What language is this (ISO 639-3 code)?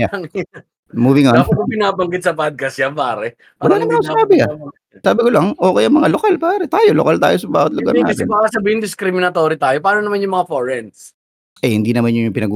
fil